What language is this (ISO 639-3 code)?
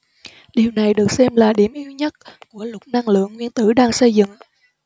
vie